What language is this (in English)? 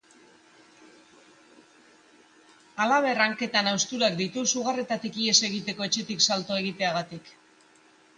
Basque